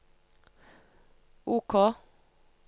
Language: Norwegian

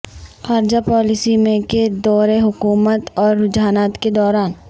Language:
Urdu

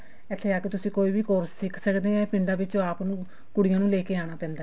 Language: Punjabi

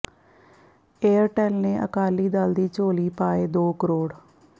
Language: Punjabi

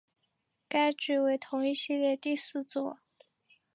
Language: Chinese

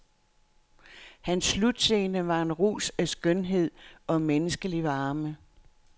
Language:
Danish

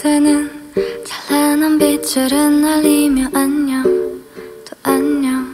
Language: Korean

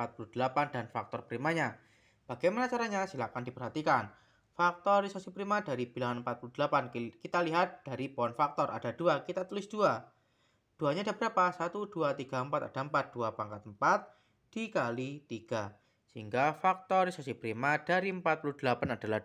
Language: Indonesian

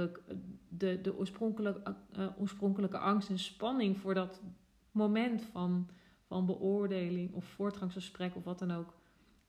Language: Dutch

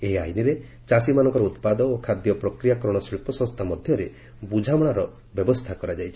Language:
Odia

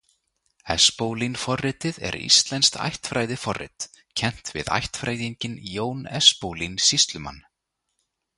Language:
Icelandic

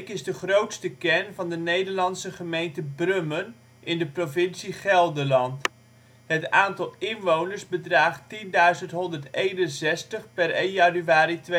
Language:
Dutch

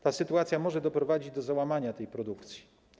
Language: Polish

